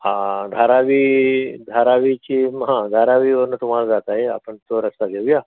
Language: Marathi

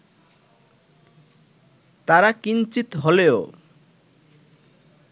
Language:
Bangla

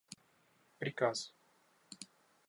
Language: Russian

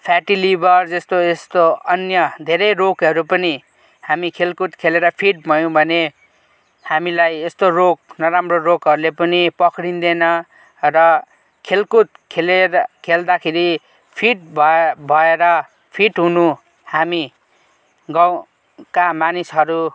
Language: Nepali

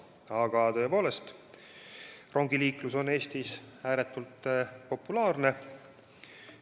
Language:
Estonian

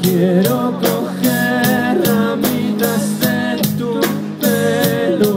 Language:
Arabic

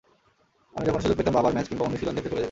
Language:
Bangla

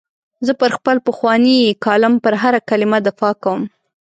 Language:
Pashto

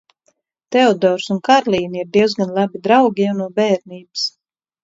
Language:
Latvian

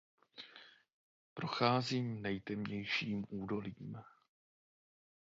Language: Czech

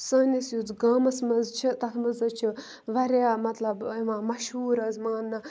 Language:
Kashmiri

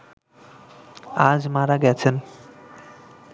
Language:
Bangla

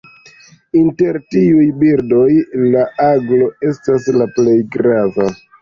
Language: Esperanto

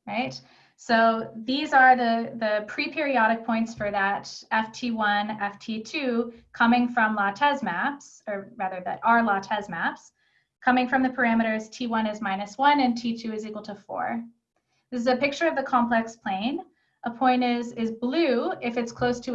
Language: English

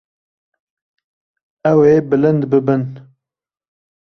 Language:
Kurdish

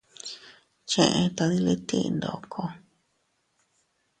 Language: Teutila Cuicatec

